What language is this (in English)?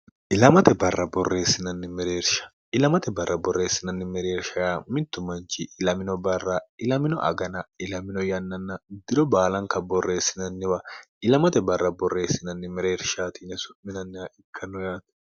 Sidamo